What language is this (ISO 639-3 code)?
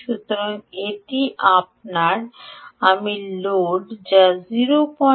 ben